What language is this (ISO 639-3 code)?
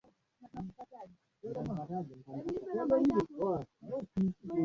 swa